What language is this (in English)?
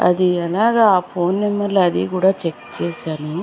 Telugu